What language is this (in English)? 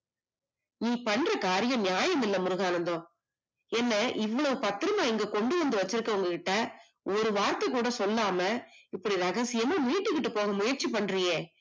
Tamil